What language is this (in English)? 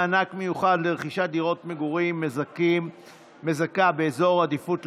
Hebrew